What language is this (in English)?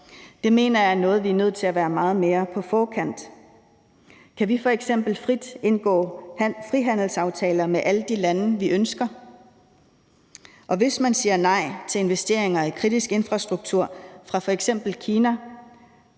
Danish